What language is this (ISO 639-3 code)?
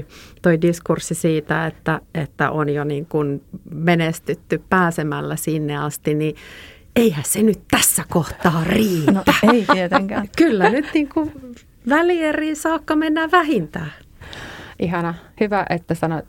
fin